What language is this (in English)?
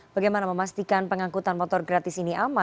Indonesian